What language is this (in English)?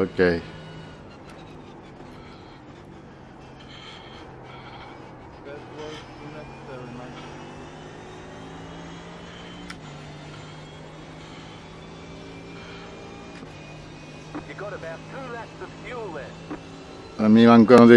Italian